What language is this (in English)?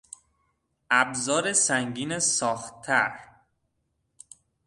Persian